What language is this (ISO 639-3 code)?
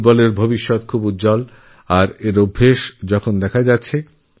ben